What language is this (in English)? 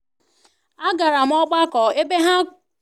Igbo